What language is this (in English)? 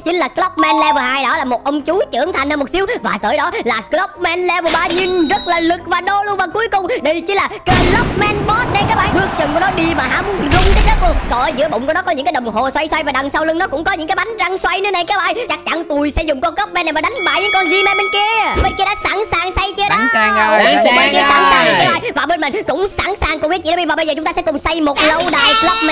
Vietnamese